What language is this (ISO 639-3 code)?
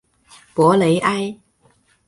zho